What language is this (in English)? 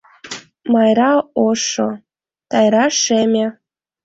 Mari